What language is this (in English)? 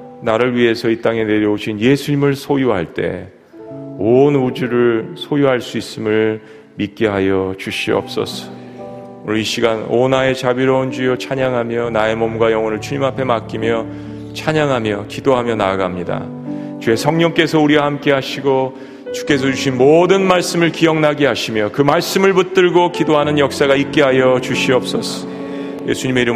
Korean